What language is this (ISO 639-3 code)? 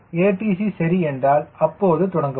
tam